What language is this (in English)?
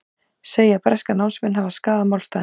Icelandic